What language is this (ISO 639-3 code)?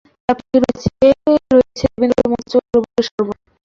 ben